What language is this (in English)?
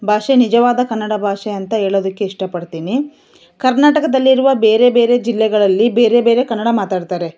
Kannada